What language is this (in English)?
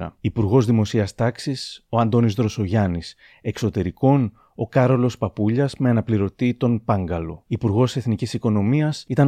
Greek